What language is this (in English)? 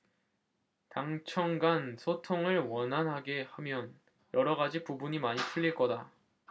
Korean